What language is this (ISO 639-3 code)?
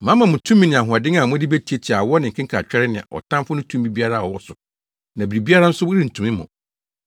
aka